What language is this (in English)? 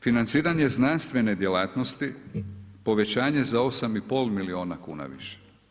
Croatian